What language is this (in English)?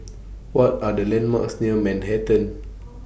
English